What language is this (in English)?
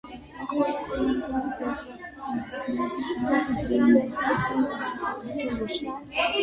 Georgian